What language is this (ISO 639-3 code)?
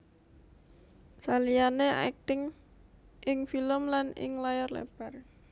jav